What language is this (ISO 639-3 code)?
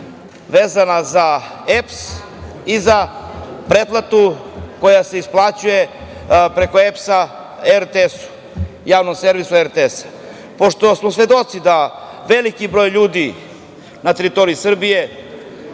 srp